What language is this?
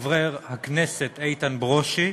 Hebrew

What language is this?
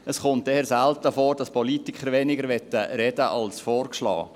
Swiss German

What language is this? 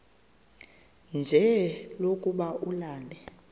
Xhosa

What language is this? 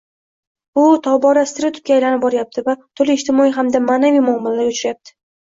Uzbek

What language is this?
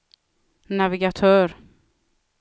Swedish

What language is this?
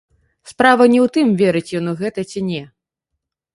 Belarusian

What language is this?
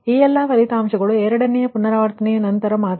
Kannada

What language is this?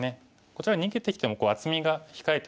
Japanese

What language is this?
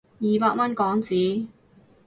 Cantonese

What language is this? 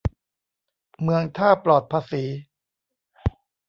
Thai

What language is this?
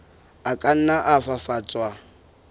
Southern Sotho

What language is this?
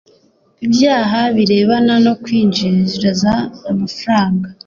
Kinyarwanda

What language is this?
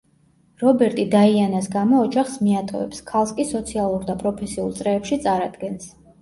Georgian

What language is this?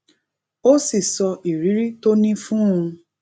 Yoruba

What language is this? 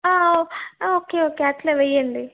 Telugu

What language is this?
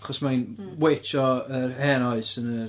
Welsh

